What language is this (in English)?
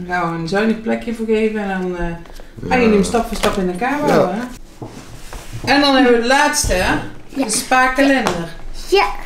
Dutch